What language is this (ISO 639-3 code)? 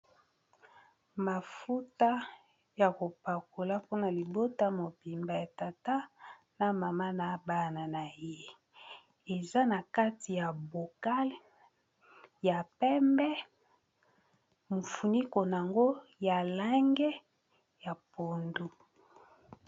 lin